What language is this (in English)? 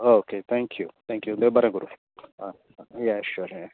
Konkani